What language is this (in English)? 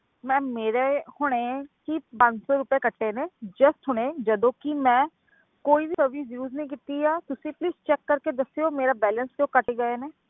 Punjabi